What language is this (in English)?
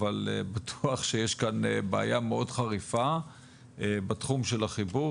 Hebrew